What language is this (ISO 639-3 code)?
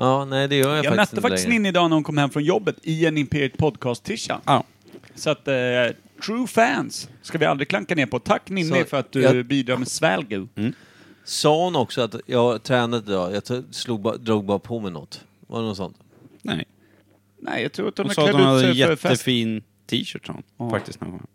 swe